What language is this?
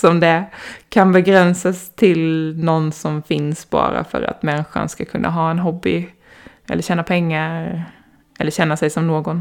Swedish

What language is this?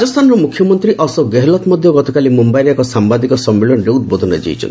Odia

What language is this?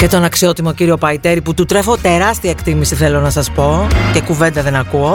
Greek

